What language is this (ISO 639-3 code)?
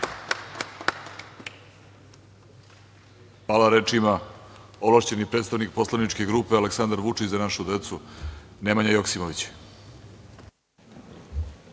srp